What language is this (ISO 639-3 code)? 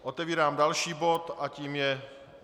ces